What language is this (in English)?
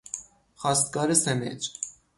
Persian